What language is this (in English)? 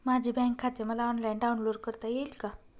Marathi